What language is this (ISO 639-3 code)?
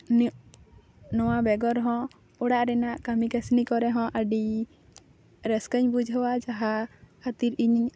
sat